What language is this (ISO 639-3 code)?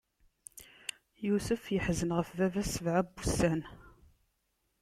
kab